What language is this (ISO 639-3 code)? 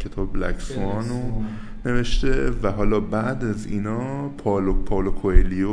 fas